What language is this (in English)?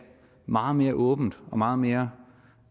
Danish